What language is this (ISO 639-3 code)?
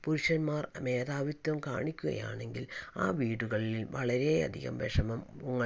mal